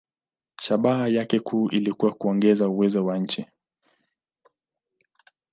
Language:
Swahili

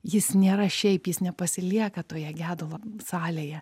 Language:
Lithuanian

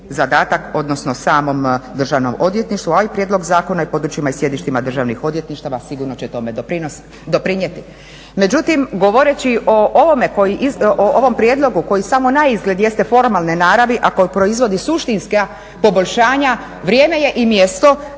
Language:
Croatian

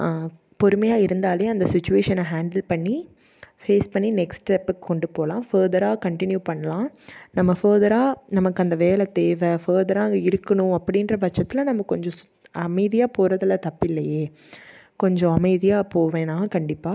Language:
Tamil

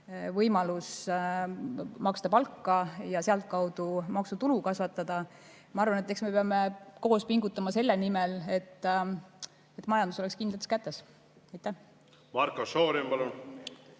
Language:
Estonian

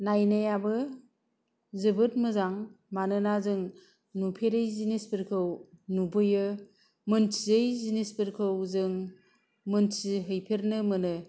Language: Bodo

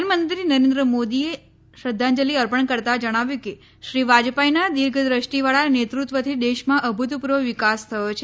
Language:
Gujarati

